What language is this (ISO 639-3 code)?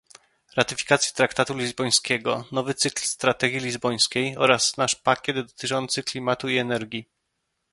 pol